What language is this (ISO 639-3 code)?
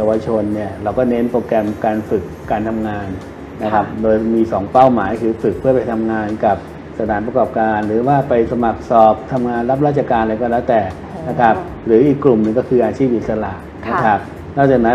tha